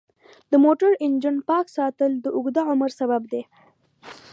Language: Pashto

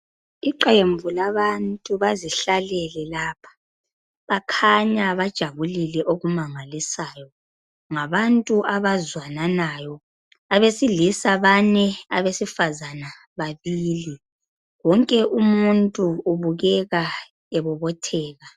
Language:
North Ndebele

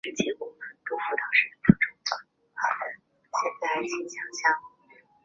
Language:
Chinese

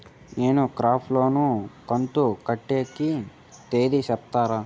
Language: Telugu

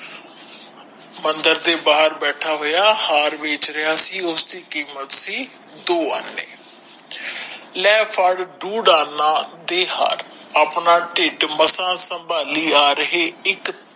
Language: Punjabi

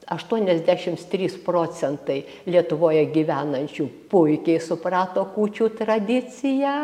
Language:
Lithuanian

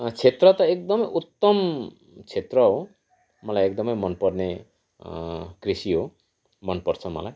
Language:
Nepali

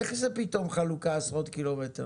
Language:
Hebrew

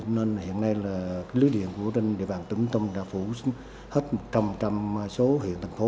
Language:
Vietnamese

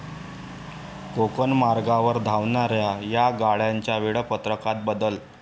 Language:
Marathi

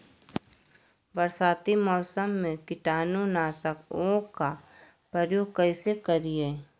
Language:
Magahi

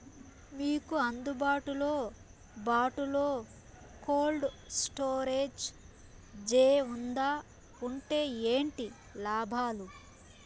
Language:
Telugu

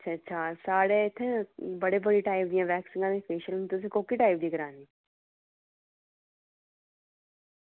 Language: Dogri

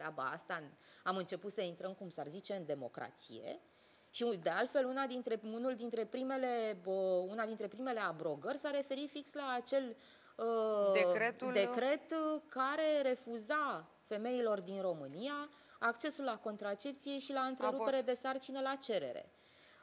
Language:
Romanian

